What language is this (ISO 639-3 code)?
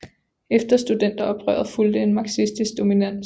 dan